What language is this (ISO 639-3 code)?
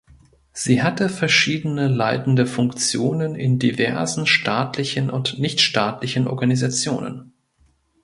deu